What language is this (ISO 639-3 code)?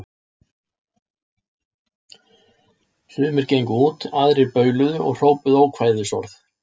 isl